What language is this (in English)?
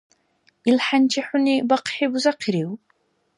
Dargwa